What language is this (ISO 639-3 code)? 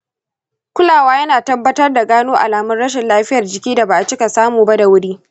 hau